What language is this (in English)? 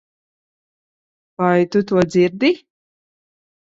Latvian